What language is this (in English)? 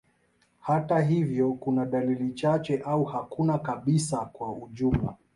Swahili